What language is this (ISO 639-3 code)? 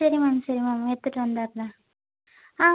tam